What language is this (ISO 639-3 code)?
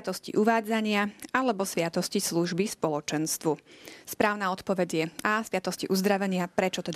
slk